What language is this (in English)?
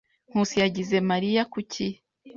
Kinyarwanda